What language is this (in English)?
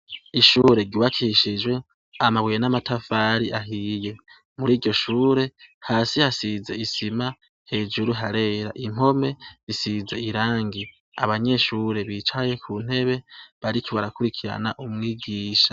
Rundi